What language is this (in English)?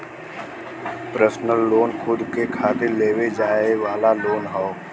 Bhojpuri